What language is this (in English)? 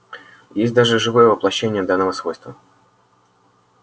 Russian